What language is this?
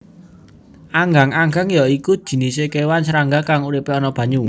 Javanese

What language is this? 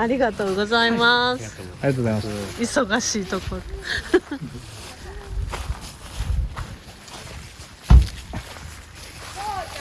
Japanese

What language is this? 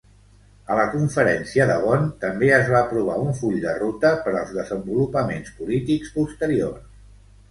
Catalan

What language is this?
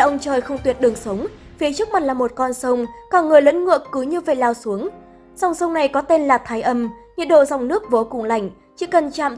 Vietnamese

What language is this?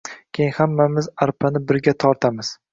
Uzbek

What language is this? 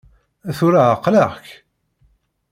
Kabyle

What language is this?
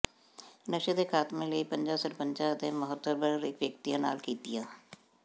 Punjabi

